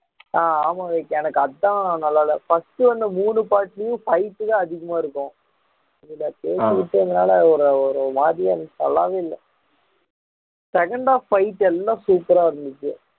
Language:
Tamil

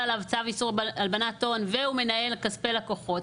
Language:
Hebrew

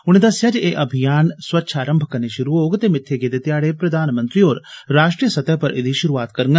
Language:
Dogri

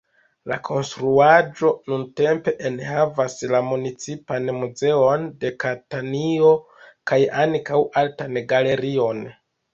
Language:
Esperanto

